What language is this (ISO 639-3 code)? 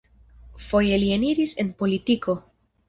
epo